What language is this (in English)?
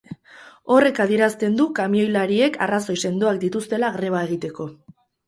Basque